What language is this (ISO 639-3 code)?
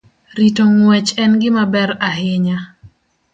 luo